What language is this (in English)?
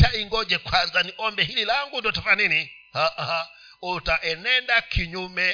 Swahili